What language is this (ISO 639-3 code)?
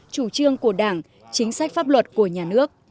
vie